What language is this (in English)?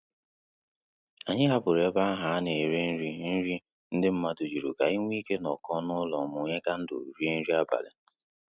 Igbo